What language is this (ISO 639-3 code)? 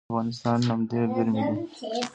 pus